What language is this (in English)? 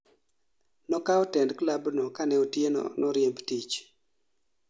Luo (Kenya and Tanzania)